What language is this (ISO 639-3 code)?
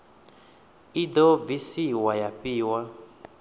ven